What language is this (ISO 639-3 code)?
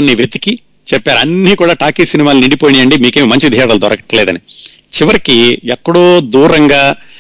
tel